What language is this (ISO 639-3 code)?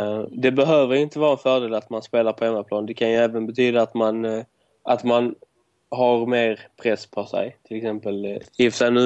swe